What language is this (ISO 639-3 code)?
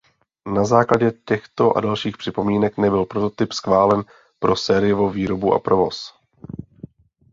ces